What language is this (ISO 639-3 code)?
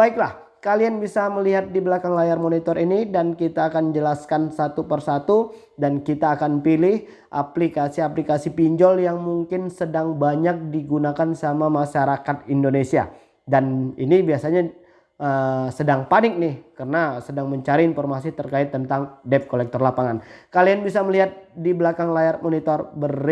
ind